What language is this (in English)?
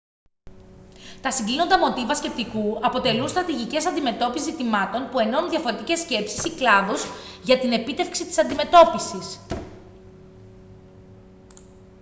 Greek